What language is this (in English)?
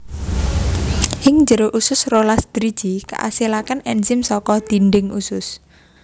Javanese